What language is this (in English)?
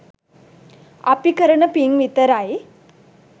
Sinhala